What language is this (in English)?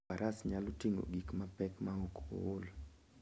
Luo (Kenya and Tanzania)